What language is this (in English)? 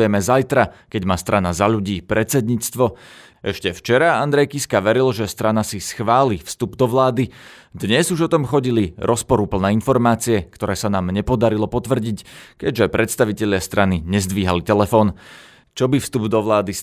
Slovak